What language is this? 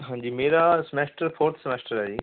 Punjabi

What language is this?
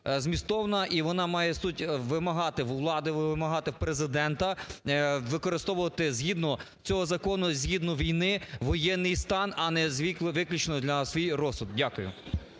Ukrainian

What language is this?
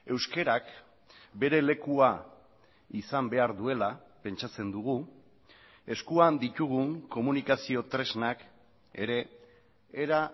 Basque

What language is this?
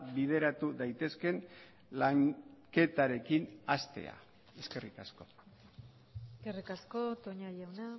Basque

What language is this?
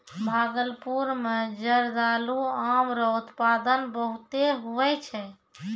Maithili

